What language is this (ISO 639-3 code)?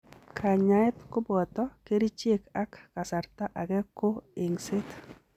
kln